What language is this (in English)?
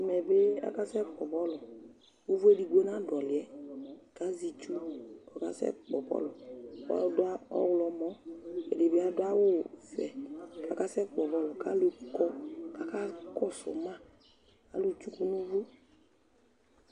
Ikposo